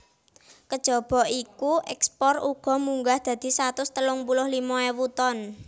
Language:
Javanese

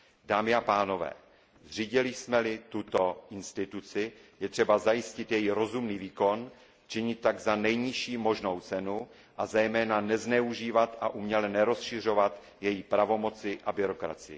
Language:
Czech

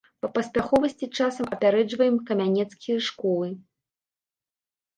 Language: Belarusian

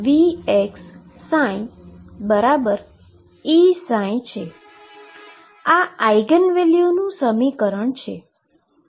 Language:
Gujarati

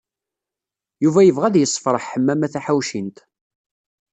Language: Kabyle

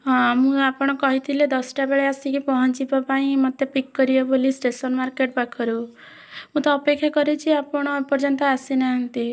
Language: Odia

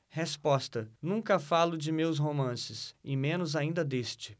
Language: Portuguese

